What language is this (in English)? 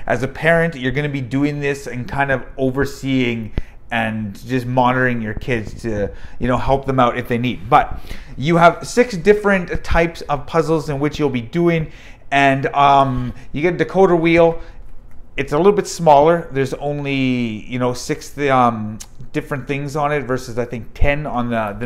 English